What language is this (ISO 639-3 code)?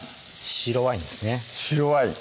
jpn